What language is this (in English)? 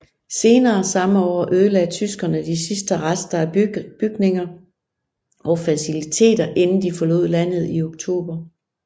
Danish